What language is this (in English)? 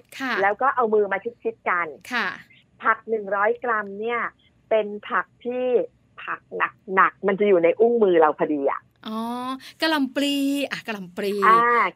Thai